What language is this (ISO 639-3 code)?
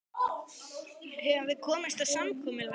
isl